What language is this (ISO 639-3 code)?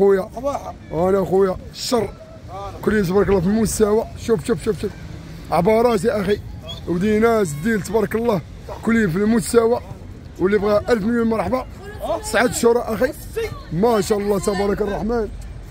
ara